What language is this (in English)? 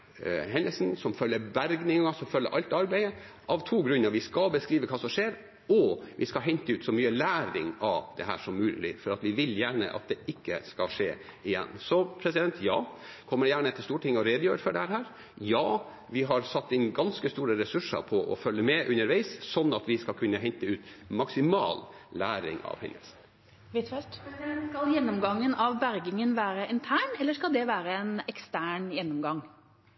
Norwegian